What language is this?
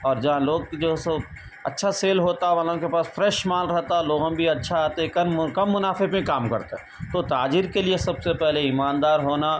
Urdu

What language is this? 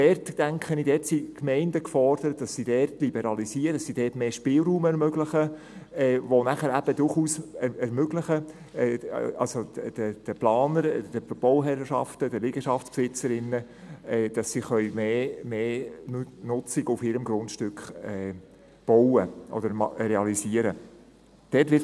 Swiss German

